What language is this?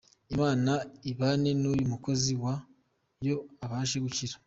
Kinyarwanda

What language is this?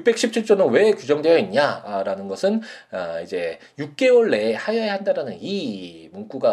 Korean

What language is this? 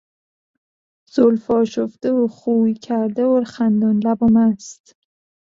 Persian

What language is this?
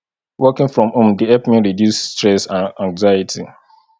Nigerian Pidgin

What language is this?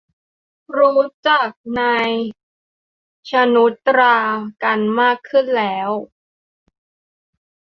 Thai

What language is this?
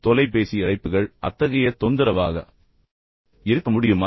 Tamil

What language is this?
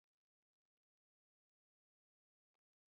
Chinese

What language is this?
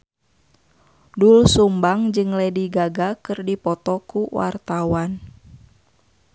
Sundanese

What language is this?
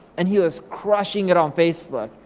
English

